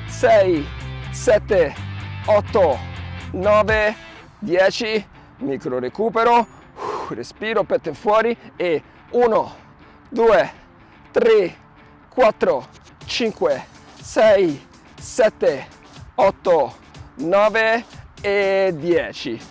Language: Italian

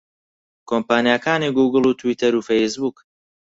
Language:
Central Kurdish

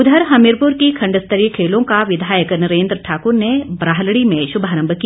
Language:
Hindi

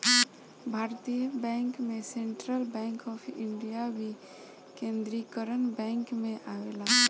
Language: Bhojpuri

